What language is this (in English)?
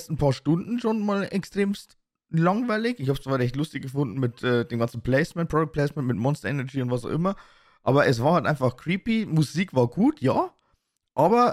German